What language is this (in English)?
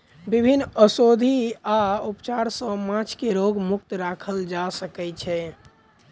Maithili